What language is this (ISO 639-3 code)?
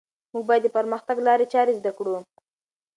pus